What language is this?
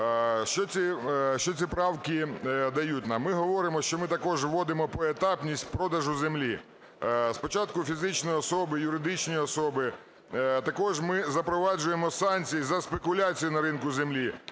Ukrainian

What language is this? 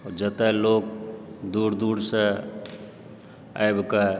Maithili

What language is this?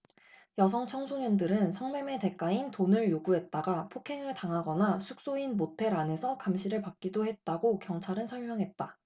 Korean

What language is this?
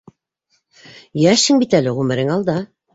Bashkir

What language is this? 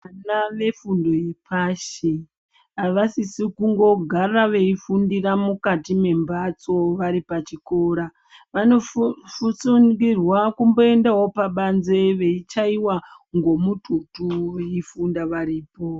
Ndau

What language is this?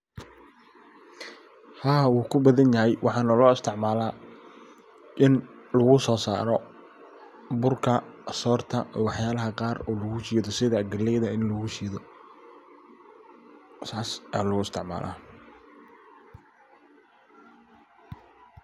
Somali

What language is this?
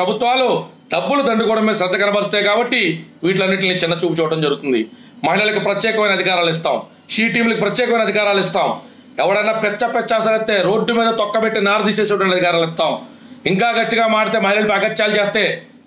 Telugu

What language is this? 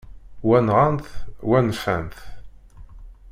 Kabyle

